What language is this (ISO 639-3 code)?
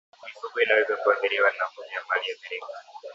swa